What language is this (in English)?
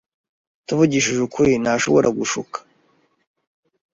Kinyarwanda